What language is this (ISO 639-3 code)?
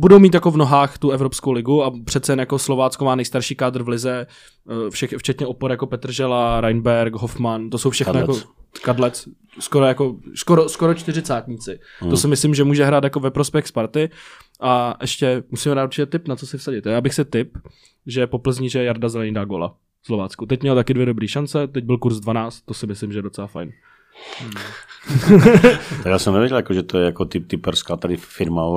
ces